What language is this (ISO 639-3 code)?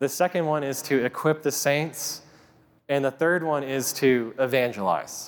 eng